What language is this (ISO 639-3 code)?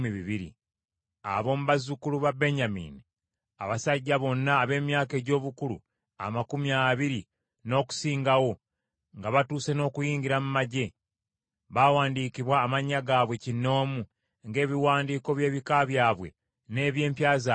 lug